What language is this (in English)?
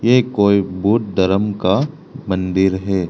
Hindi